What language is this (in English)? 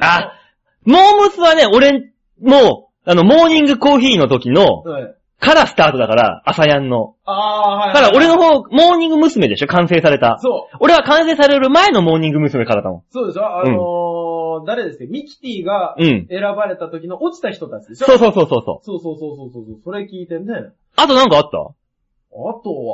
Japanese